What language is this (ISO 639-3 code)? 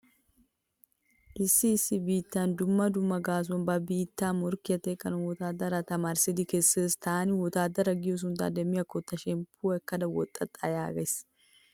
wal